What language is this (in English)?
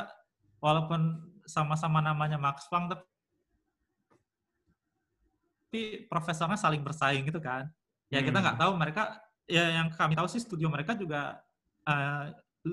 Indonesian